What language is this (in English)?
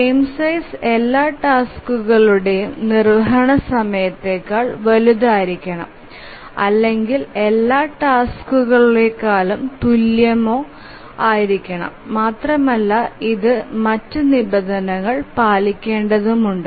Malayalam